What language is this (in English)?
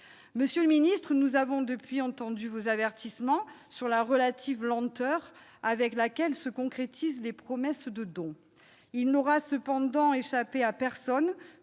French